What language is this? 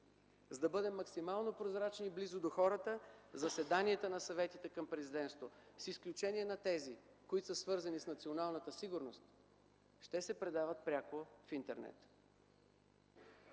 Bulgarian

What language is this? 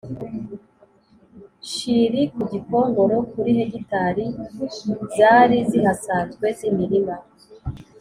Kinyarwanda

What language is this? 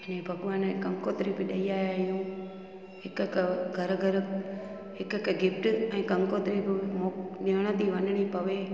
Sindhi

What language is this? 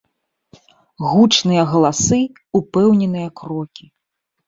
Belarusian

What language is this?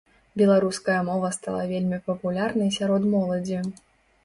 Belarusian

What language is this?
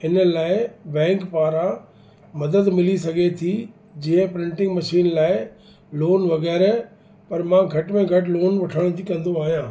Sindhi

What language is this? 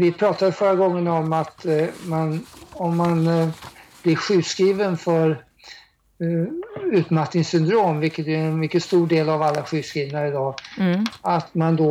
Swedish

